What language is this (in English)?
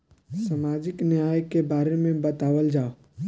Bhojpuri